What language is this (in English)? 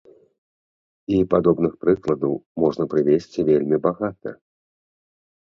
Belarusian